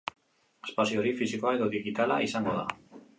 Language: Basque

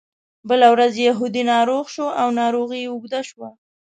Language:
Pashto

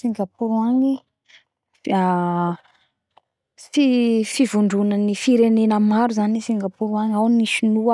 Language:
Bara Malagasy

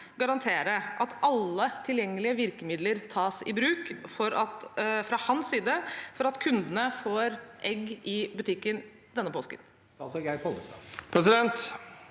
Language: Norwegian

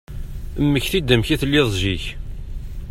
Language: Kabyle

